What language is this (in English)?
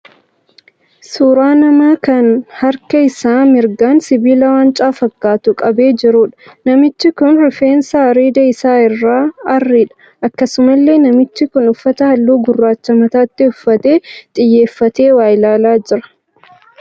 Oromo